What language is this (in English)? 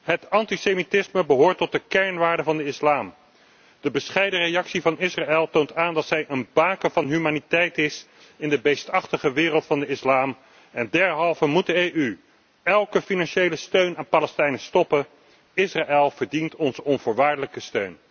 Dutch